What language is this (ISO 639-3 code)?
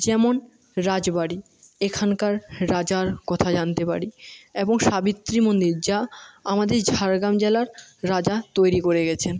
ben